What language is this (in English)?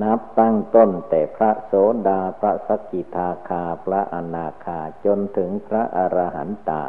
Thai